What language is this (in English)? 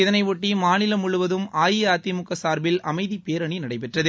Tamil